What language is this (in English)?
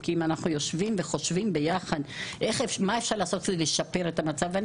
Hebrew